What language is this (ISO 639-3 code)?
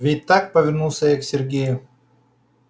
rus